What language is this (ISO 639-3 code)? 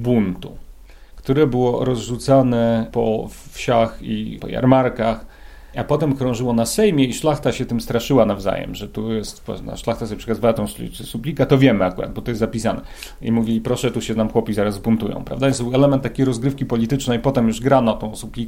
pol